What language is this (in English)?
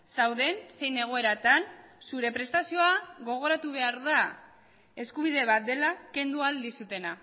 Basque